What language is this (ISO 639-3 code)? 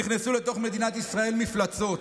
heb